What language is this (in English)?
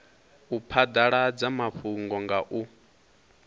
Venda